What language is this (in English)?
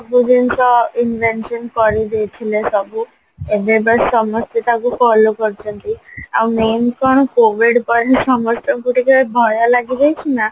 Odia